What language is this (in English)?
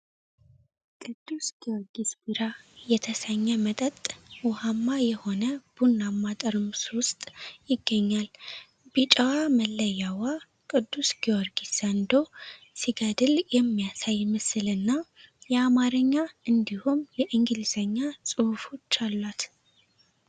Amharic